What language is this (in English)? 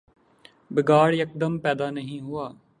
Urdu